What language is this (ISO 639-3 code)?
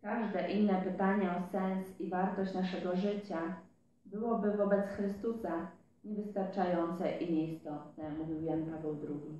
pol